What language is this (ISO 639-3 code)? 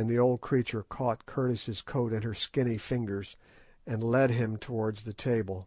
eng